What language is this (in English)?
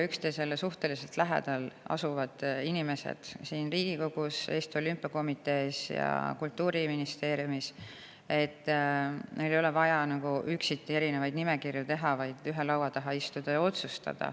Estonian